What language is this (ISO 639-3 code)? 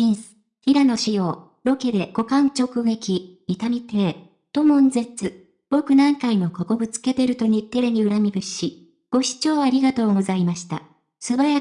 jpn